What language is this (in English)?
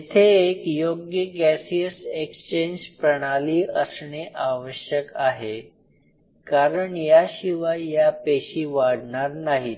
Marathi